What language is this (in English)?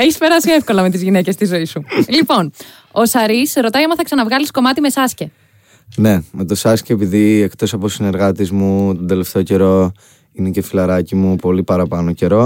Greek